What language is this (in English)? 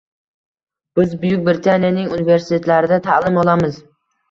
Uzbek